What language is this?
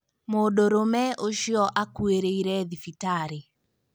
Kikuyu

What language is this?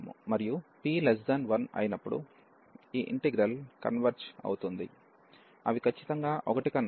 Telugu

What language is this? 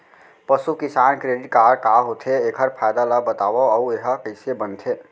Chhattisgarhi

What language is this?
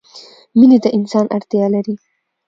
Pashto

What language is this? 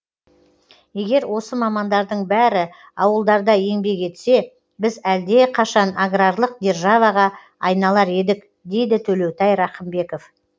Kazakh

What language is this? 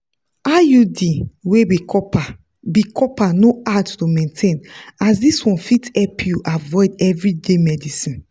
Nigerian Pidgin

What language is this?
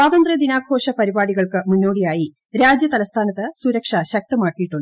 Malayalam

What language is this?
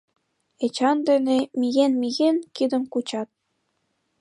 Mari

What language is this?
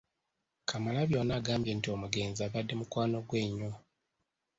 Ganda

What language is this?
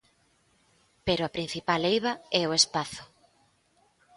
Galician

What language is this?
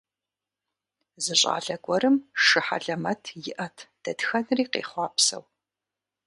Kabardian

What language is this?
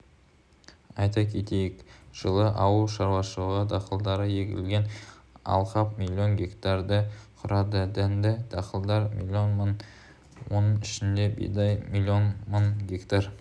Kazakh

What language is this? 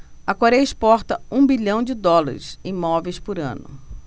Portuguese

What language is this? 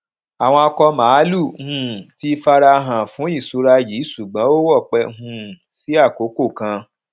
Yoruba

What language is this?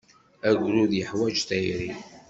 Kabyle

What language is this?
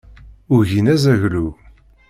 Kabyle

